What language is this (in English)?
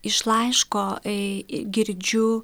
Lithuanian